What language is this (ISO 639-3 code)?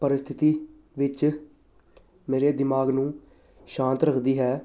pan